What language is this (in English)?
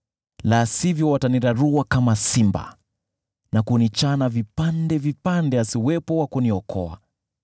Swahili